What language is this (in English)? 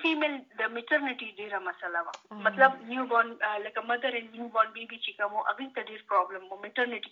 Urdu